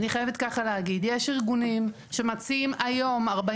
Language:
Hebrew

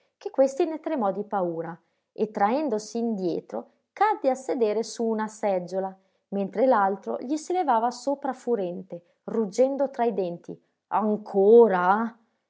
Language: Italian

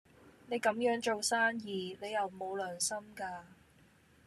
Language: Cantonese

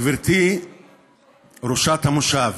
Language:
Hebrew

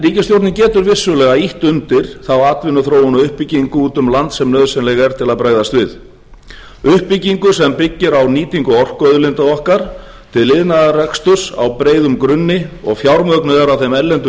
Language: Icelandic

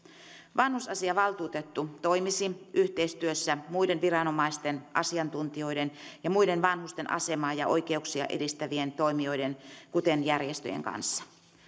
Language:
Finnish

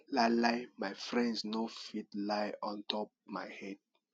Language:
Nigerian Pidgin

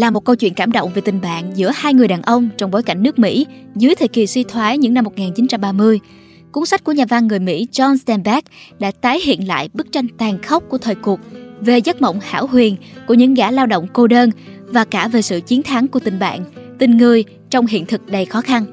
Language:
Vietnamese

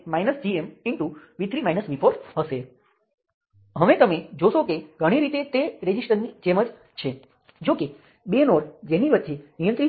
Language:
Gujarati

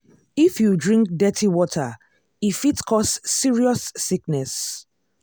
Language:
Nigerian Pidgin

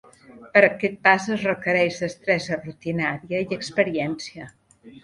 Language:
Catalan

